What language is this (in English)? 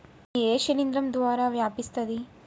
Telugu